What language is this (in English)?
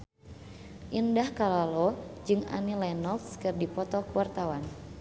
Sundanese